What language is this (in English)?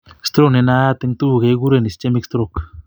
Kalenjin